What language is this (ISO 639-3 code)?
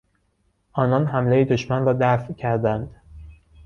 fas